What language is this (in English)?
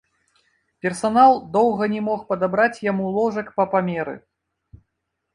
Belarusian